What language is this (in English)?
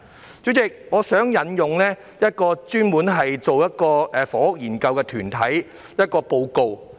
Cantonese